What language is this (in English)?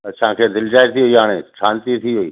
Sindhi